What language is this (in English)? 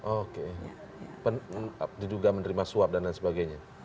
Indonesian